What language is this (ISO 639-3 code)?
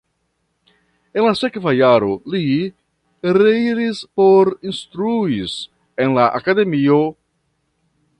epo